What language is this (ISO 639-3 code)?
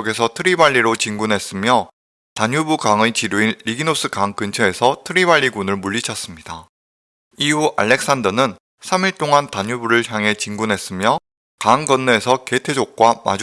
kor